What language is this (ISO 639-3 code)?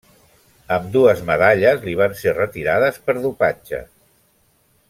cat